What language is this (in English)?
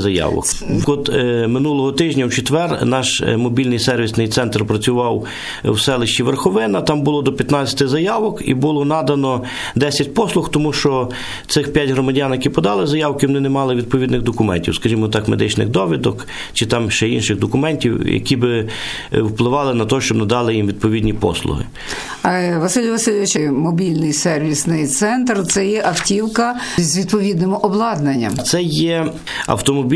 Ukrainian